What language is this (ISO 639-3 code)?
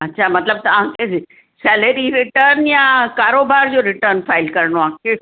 snd